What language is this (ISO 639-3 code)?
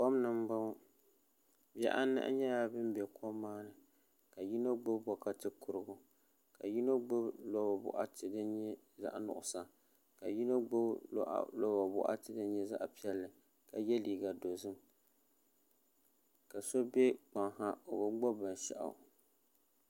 dag